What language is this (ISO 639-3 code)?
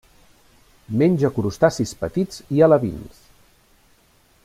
cat